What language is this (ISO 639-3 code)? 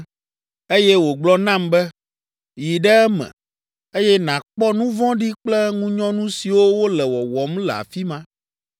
ewe